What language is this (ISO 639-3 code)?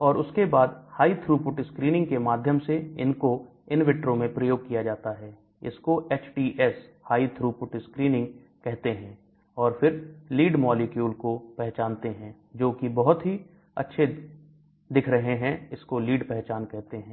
hin